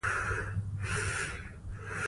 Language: Pashto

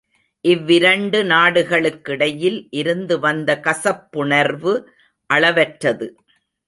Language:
Tamil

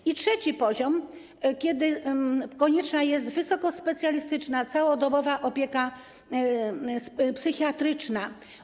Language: Polish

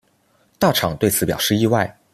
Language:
Chinese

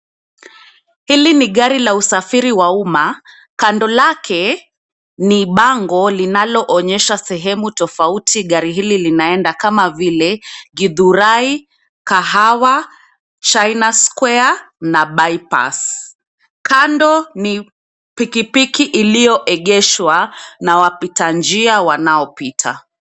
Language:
Swahili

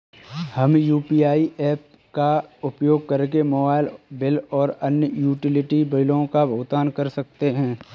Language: Hindi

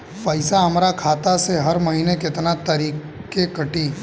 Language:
Bhojpuri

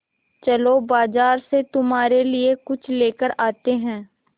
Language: Hindi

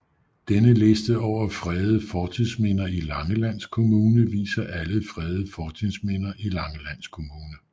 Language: Danish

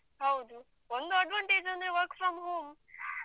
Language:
Kannada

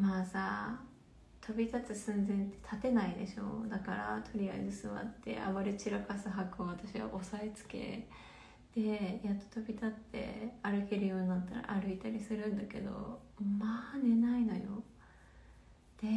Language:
Japanese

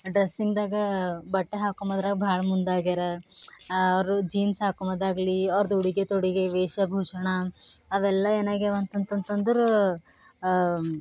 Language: Kannada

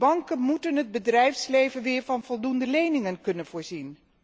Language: Dutch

